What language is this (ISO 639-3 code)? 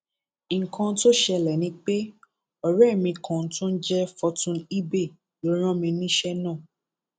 yor